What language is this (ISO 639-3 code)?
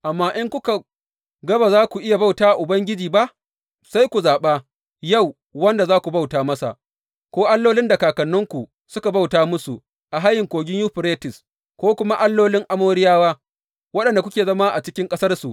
hau